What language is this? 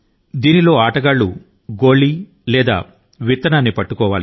Telugu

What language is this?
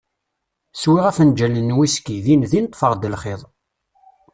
Kabyle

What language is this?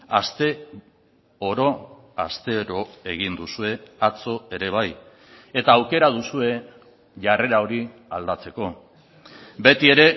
Basque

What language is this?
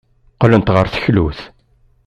Kabyle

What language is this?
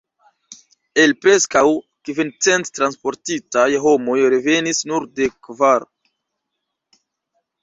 Esperanto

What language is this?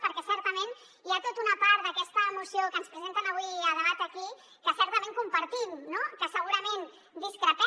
Catalan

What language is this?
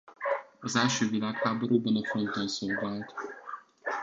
Hungarian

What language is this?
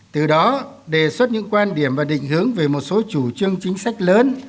Vietnamese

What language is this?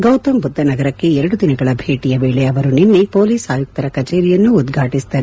Kannada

